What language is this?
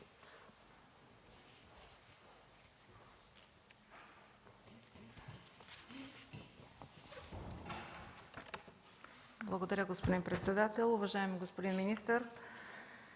Bulgarian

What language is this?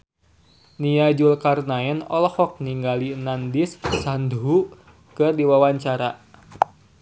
Sundanese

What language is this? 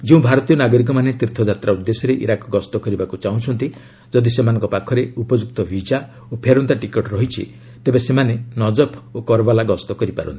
Odia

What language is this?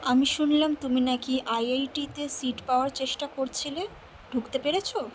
Bangla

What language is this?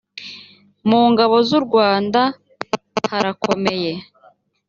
Kinyarwanda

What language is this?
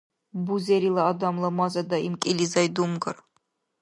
Dargwa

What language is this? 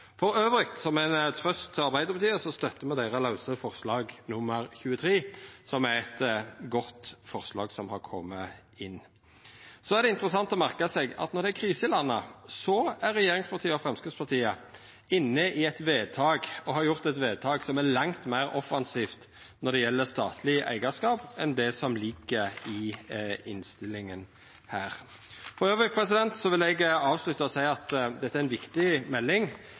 Norwegian Nynorsk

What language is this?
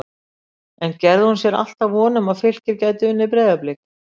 Icelandic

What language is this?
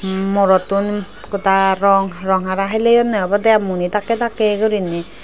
Chakma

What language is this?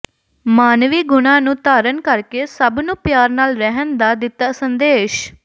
Punjabi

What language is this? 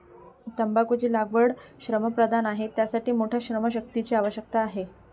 Marathi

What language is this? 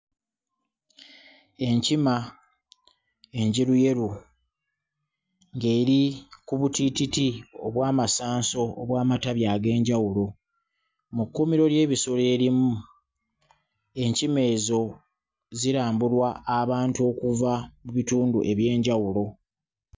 Ganda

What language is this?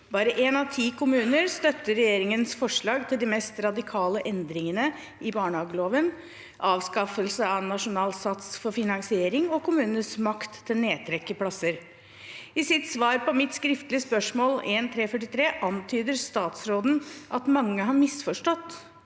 Norwegian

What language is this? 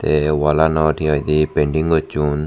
Chakma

